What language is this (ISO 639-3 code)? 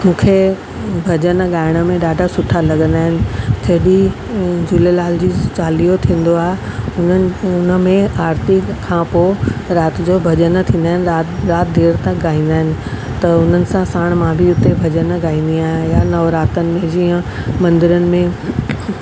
snd